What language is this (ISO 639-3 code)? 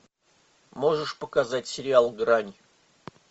rus